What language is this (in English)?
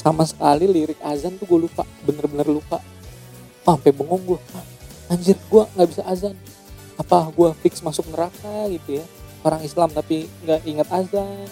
Indonesian